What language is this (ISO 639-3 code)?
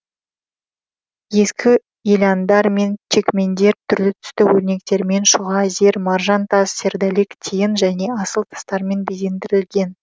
kaz